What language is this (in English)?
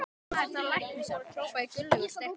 Icelandic